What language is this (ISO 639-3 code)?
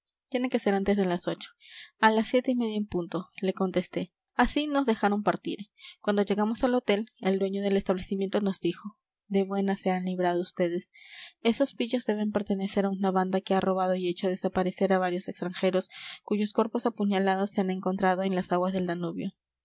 spa